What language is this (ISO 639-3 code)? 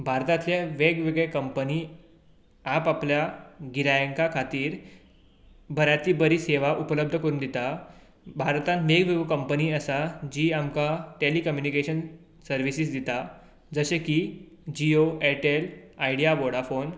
kok